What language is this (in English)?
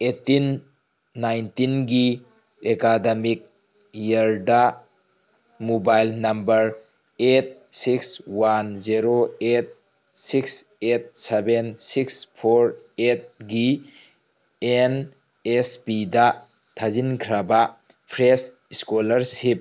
Manipuri